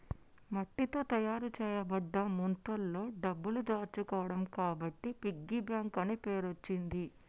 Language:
Telugu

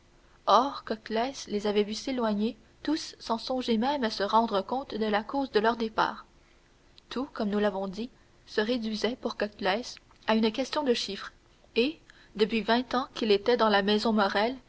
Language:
French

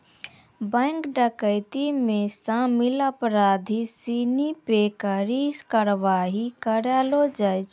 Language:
Maithili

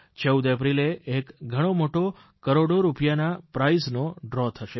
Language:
Gujarati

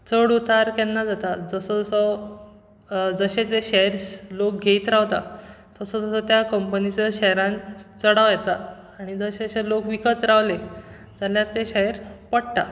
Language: Konkani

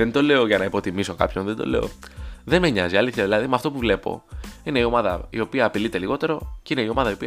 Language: Greek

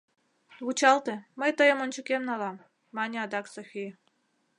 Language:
Mari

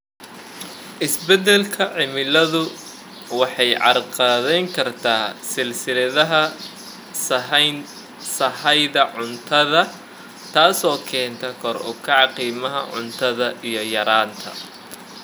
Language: Somali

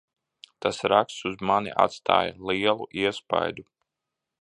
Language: Latvian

